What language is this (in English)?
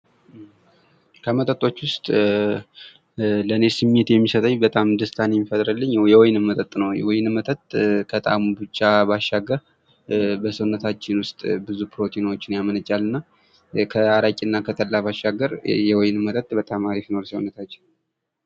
Amharic